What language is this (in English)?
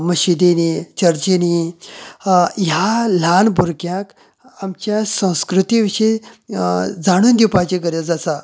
Konkani